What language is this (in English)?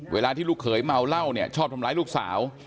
Thai